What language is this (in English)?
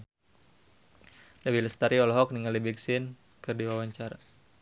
Sundanese